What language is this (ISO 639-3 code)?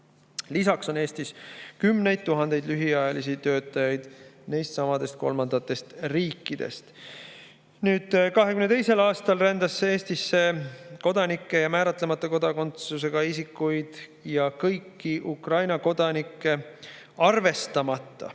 est